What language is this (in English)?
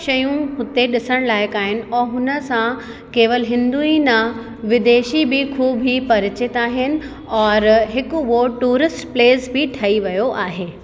Sindhi